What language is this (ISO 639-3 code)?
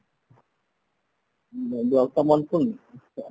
ori